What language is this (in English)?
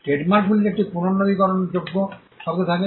Bangla